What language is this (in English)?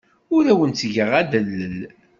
Kabyle